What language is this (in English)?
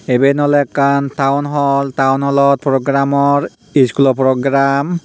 Chakma